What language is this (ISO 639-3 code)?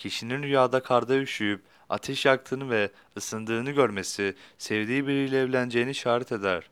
tur